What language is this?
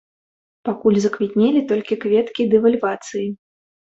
Belarusian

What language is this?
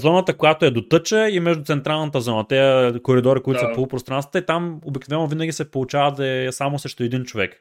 Bulgarian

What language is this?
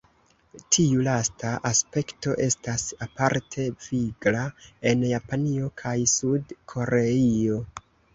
Esperanto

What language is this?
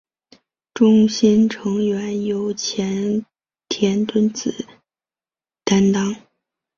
Chinese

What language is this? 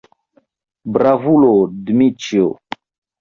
Esperanto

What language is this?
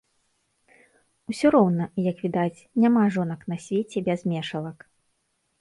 Belarusian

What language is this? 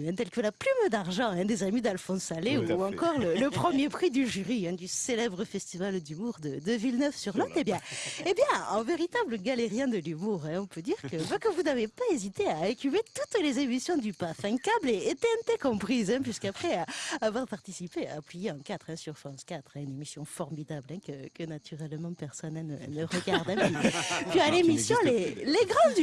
French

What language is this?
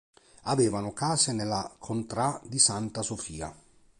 Italian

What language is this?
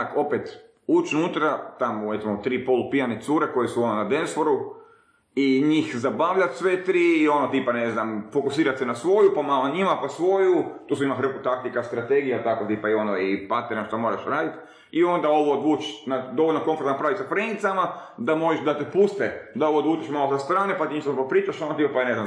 Croatian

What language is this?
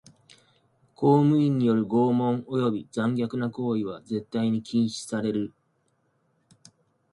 Japanese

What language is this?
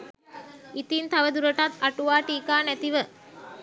Sinhala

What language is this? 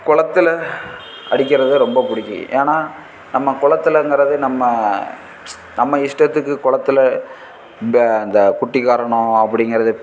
Tamil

